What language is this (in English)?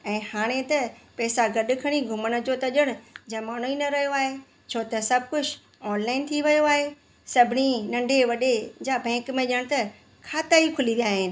Sindhi